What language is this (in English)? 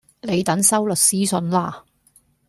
Cantonese